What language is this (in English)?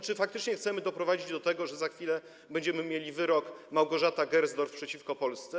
Polish